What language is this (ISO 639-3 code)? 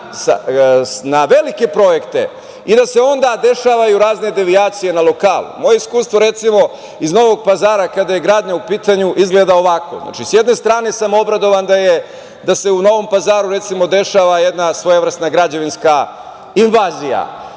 srp